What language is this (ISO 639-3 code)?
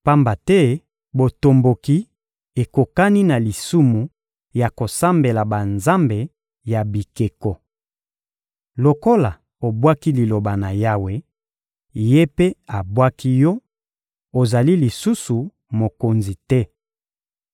lin